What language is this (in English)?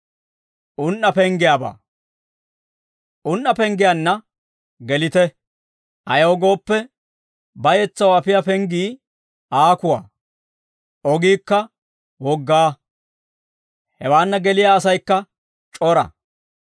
Dawro